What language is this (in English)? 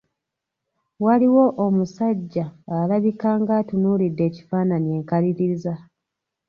Ganda